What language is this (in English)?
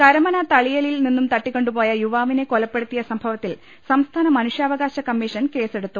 Malayalam